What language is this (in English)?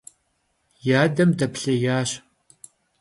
Kabardian